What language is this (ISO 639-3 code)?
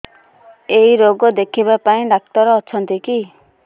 ori